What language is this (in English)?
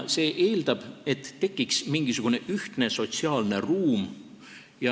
Estonian